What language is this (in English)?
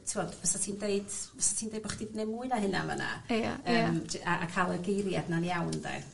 Welsh